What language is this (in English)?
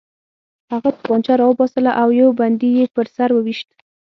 Pashto